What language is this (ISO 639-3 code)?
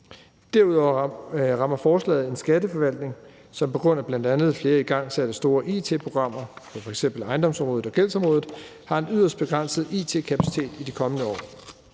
dan